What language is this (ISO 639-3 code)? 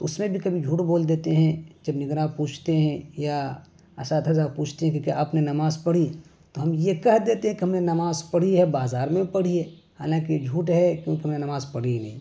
urd